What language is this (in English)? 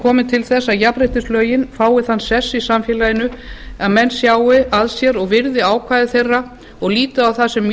Icelandic